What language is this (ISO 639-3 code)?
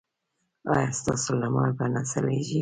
pus